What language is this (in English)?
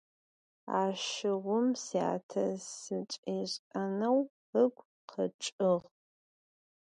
Adyghe